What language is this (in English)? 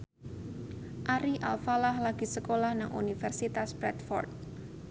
Javanese